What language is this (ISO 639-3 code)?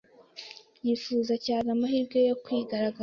kin